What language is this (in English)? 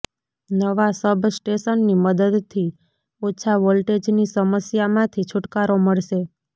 Gujarati